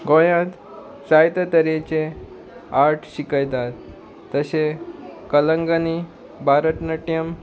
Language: Konkani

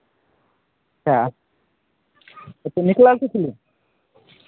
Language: Maithili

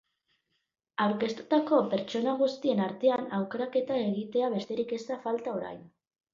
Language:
Basque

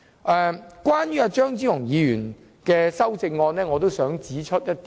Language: Cantonese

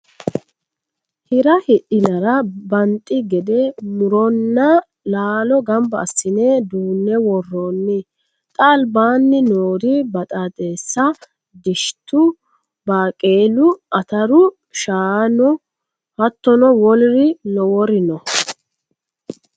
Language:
Sidamo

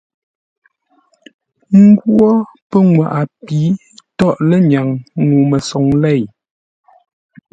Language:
Ngombale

